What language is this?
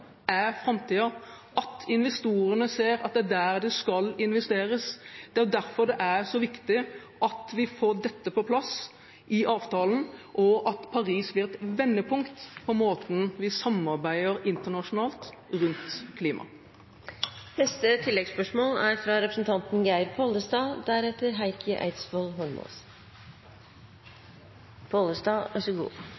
Norwegian Bokmål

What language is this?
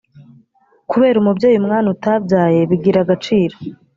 Kinyarwanda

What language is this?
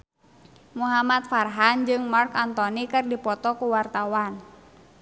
Sundanese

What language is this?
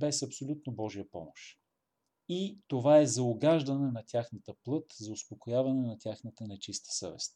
Bulgarian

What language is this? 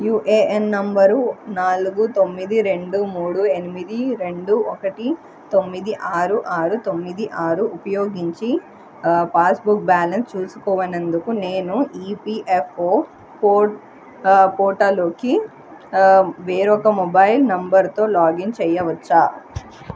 Telugu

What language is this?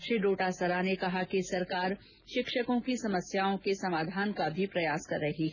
Hindi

